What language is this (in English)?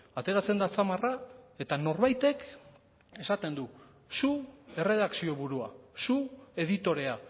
Basque